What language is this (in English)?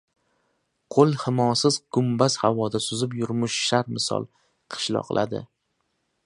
Uzbek